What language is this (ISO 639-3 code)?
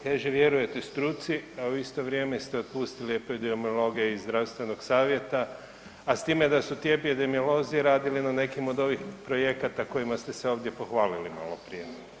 hrv